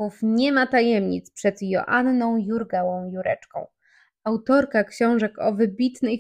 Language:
Polish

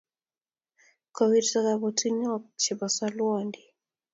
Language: Kalenjin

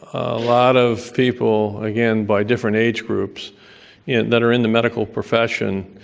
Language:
English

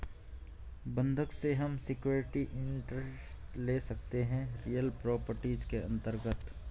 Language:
Hindi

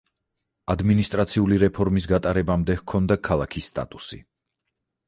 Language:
Georgian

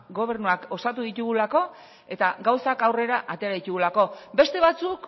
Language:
Basque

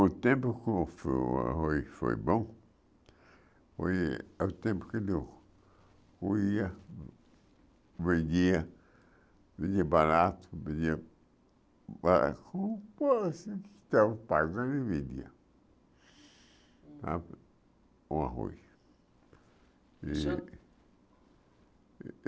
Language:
Portuguese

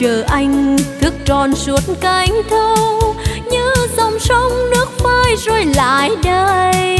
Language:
Vietnamese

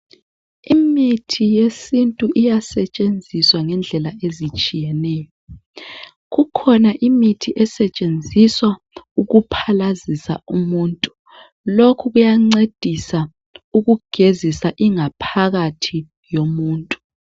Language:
North Ndebele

